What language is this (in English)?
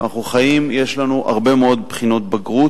Hebrew